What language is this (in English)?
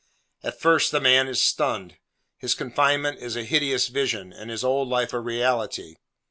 English